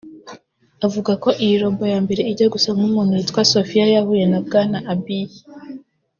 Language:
Kinyarwanda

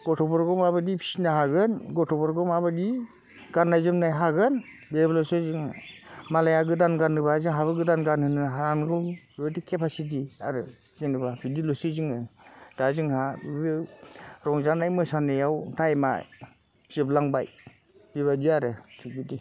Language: Bodo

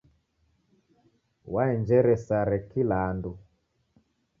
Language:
Taita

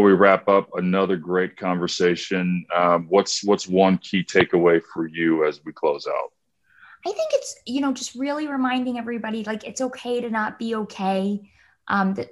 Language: English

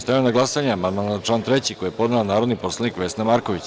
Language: Serbian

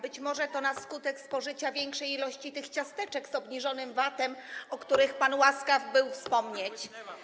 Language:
Polish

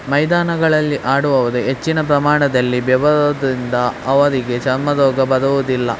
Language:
Kannada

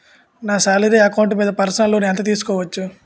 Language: Telugu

